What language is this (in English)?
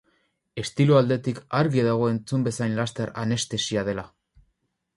Basque